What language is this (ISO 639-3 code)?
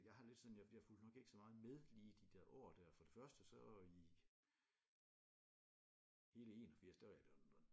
dan